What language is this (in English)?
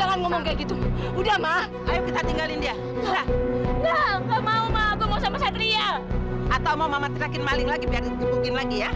Indonesian